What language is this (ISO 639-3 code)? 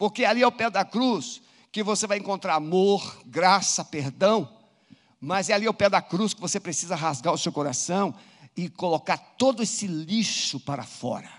por